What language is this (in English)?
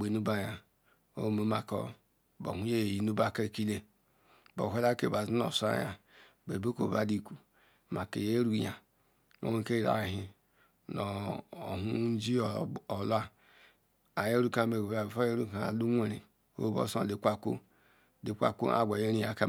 Ikwere